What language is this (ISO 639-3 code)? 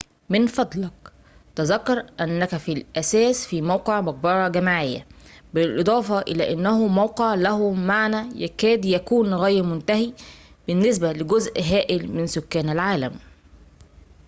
ara